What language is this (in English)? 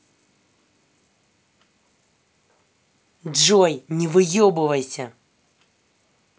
Russian